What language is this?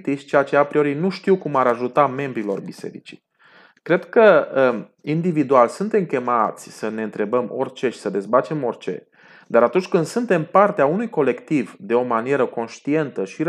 Romanian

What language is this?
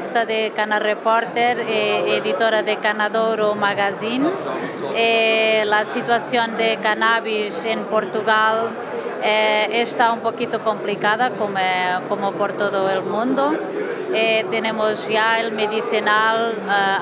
Spanish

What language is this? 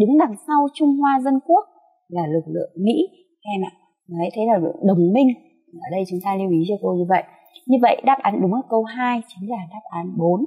Vietnamese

